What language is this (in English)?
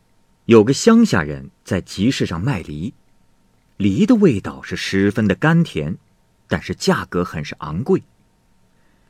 Chinese